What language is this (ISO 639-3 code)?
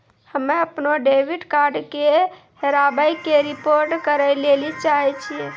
mai